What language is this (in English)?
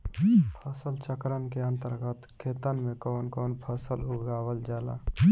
Bhojpuri